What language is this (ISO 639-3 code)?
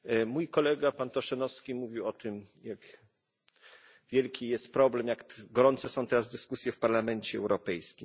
pol